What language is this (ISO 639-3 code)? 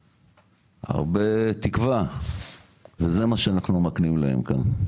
heb